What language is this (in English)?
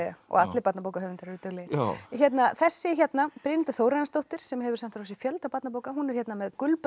Icelandic